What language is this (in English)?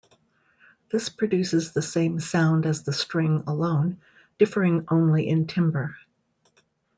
English